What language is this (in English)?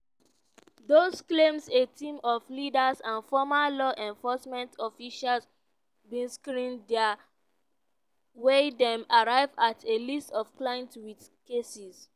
Nigerian Pidgin